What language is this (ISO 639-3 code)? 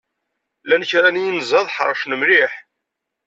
kab